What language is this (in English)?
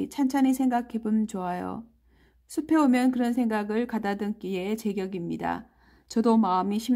Korean